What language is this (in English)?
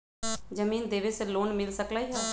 Magahi